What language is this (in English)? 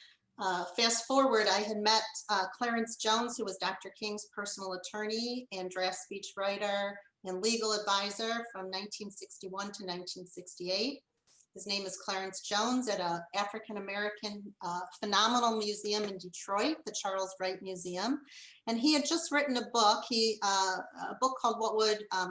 English